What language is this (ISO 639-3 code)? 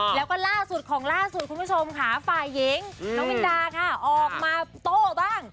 tha